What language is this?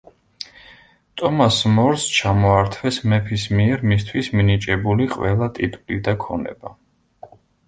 Georgian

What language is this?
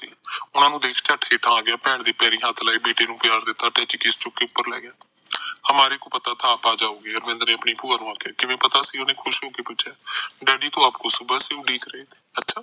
Punjabi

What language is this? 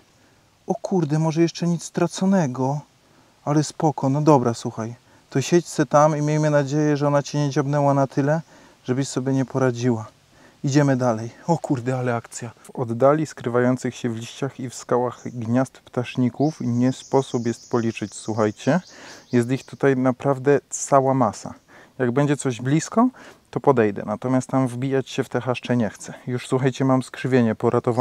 Polish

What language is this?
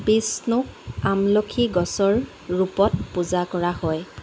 Assamese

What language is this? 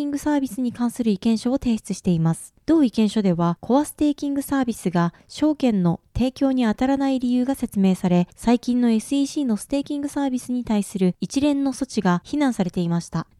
Japanese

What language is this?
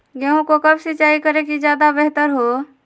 Magahi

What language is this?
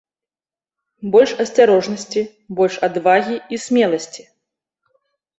Belarusian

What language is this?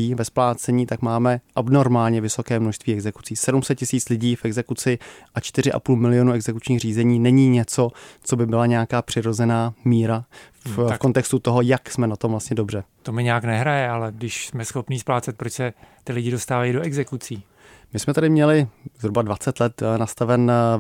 Czech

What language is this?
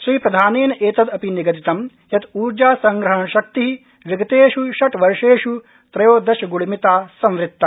Sanskrit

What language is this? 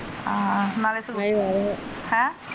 Punjabi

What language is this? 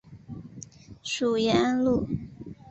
Chinese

